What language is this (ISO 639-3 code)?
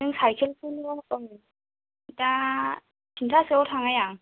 brx